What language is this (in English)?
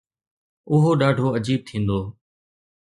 Sindhi